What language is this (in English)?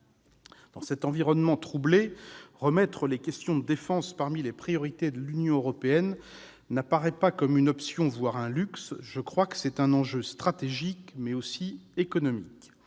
French